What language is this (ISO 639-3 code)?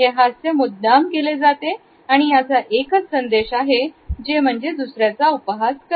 mar